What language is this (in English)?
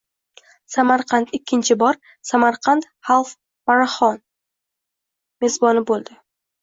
Uzbek